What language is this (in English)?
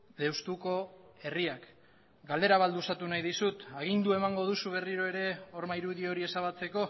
Basque